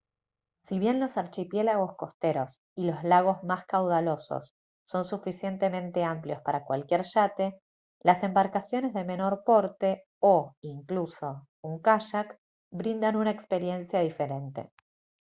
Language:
Spanish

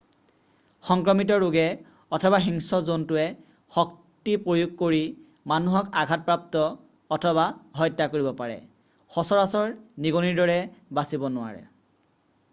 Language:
Assamese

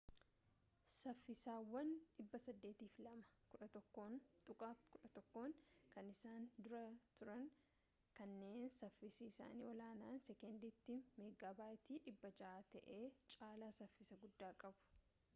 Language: Oromo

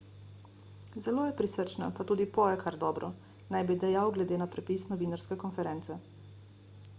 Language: Slovenian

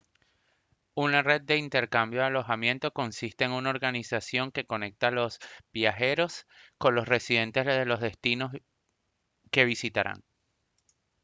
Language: Spanish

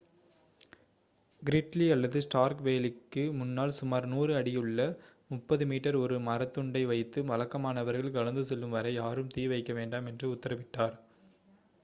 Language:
Tamil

